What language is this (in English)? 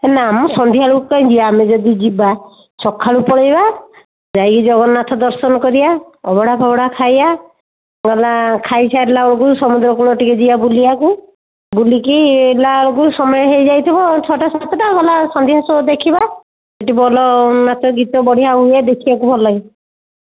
Odia